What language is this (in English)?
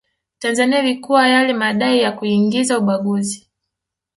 Swahili